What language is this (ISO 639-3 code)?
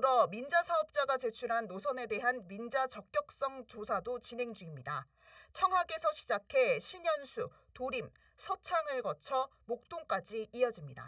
kor